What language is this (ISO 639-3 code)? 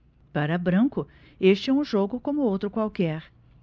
por